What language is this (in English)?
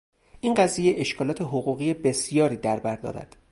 Persian